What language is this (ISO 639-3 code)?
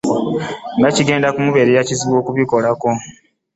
lug